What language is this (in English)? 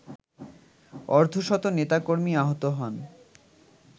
Bangla